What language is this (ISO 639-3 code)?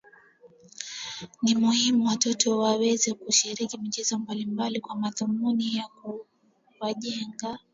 swa